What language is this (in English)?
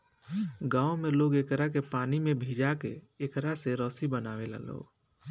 Bhojpuri